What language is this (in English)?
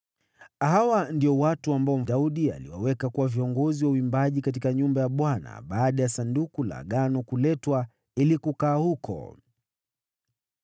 Swahili